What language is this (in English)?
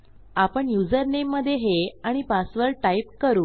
Marathi